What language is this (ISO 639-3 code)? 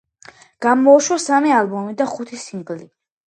kat